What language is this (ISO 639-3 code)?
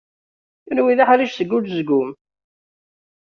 kab